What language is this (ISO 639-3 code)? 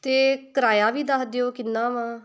pan